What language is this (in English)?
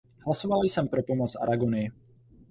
Czech